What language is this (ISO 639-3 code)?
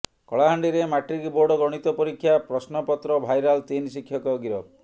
ori